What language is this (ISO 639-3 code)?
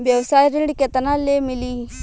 bho